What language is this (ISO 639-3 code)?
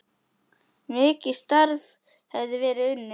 isl